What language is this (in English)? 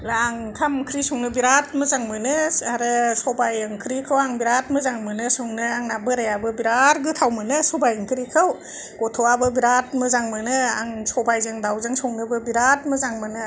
Bodo